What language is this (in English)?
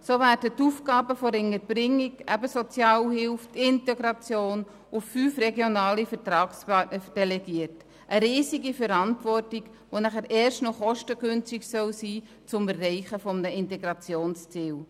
Swiss German